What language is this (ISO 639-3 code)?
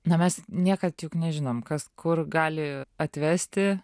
lit